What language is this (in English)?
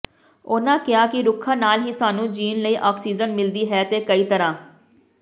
Punjabi